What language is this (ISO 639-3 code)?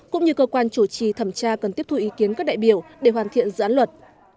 vie